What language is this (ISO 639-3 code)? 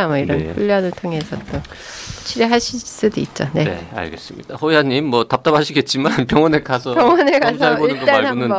kor